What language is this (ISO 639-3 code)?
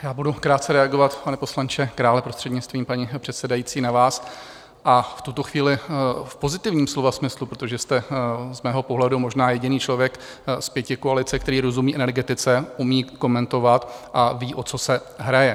ces